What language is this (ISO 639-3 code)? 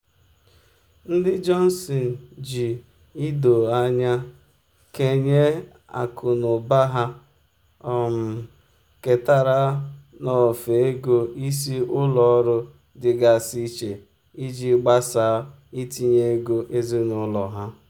ibo